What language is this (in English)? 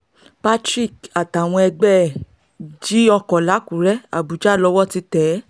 Yoruba